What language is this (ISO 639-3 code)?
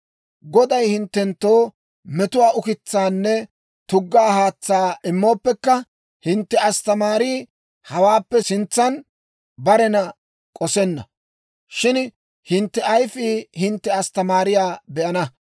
dwr